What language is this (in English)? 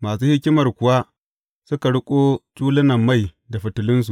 Hausa